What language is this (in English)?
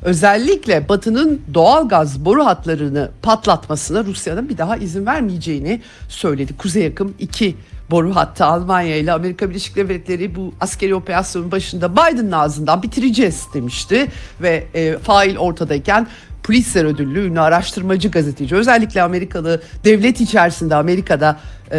Turkish